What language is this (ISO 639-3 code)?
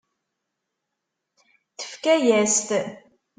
kab